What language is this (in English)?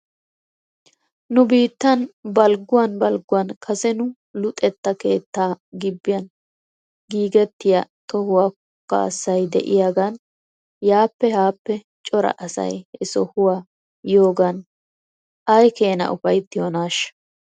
Wolaytta